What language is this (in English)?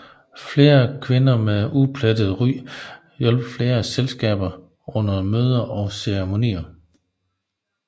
Danish